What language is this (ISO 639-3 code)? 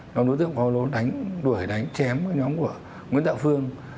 vie